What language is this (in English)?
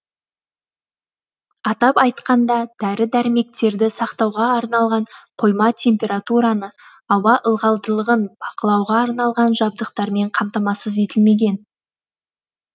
Kazakh